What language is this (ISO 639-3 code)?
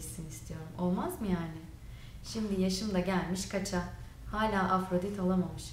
tur